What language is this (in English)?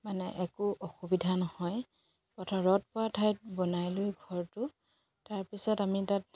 Assamese